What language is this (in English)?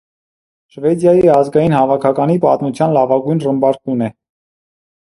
Armenian